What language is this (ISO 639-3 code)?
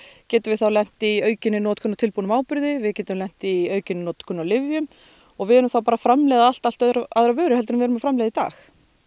isl